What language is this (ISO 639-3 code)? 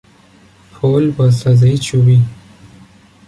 fas